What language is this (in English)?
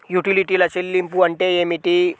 Telugu